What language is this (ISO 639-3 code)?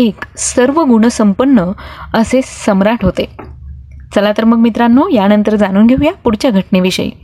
mar